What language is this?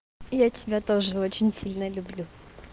Russian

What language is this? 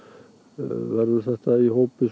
Icelandic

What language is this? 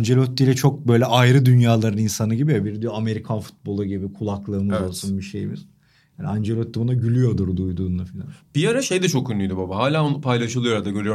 Turkish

